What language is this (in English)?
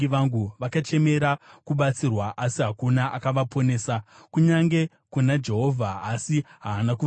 Shona